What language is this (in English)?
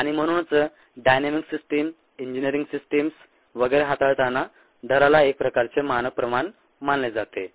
Marathi